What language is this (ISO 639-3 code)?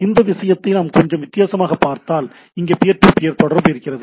tam